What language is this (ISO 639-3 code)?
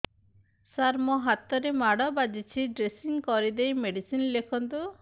ori